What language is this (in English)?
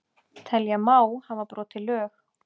Icelandic